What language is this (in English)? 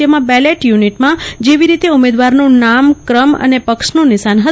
Gujarati